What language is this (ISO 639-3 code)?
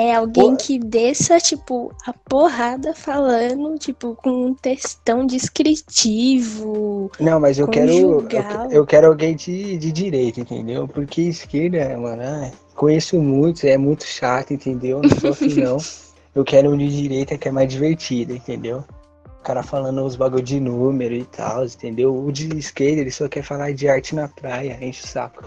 por